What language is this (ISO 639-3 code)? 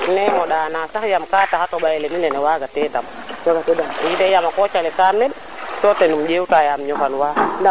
srr